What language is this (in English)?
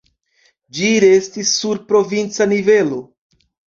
Esperanto